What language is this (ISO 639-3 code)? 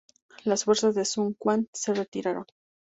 spa